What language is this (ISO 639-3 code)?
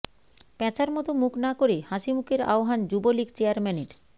ben